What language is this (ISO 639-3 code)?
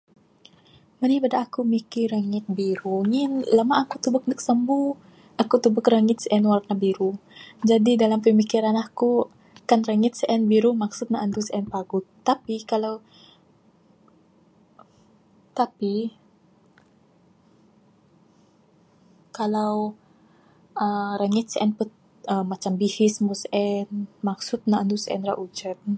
sdo